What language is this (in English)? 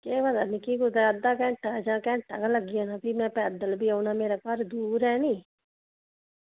Dogri